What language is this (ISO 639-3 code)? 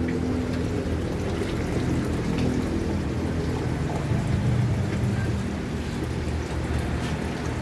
ind